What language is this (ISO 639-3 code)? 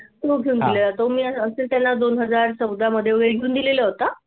mar